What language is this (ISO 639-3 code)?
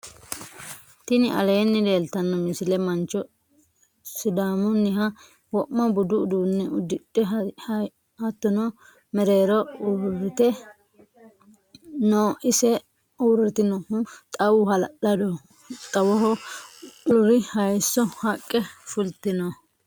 sid